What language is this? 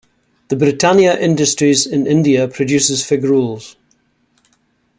English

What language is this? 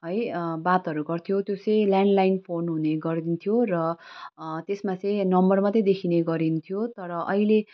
Nepali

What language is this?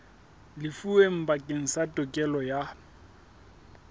Southern Sotho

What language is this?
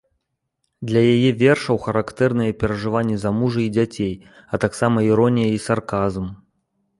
Belarusian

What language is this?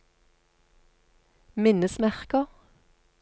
Norwegian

